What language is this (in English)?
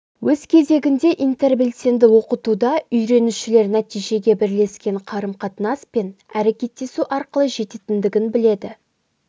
Kazakh